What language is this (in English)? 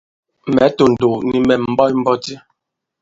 Bankon